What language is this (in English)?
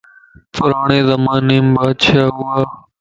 Lasi